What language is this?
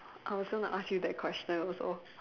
English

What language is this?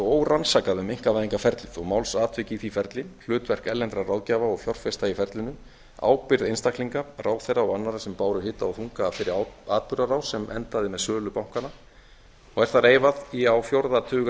Icelandic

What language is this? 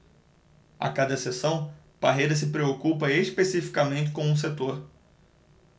Portuguese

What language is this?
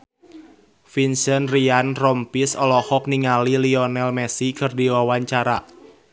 Sundanese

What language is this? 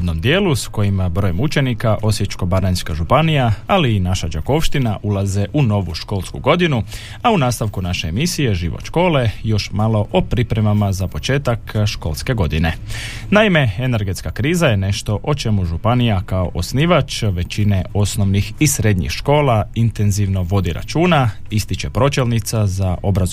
Croatian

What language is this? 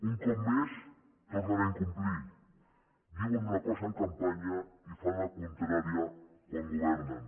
Catalan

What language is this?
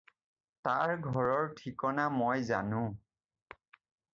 Assamese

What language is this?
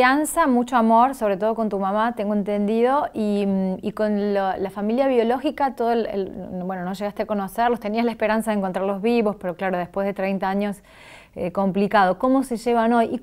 Spanish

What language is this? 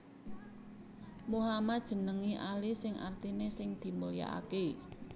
Javanese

